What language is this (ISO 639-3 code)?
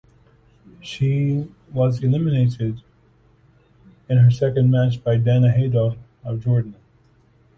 eng